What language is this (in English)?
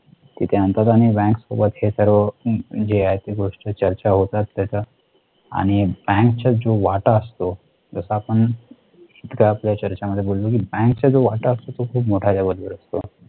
Marathi